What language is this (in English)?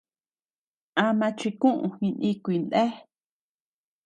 Tepeuxila Cuicatec